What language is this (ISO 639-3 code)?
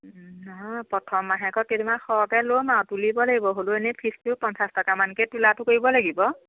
asm